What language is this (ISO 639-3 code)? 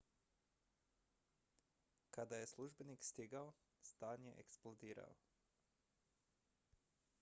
hrv